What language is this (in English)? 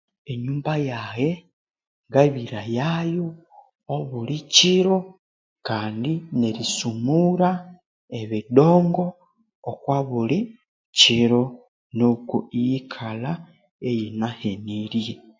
Konzo